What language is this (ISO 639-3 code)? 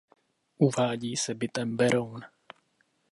ces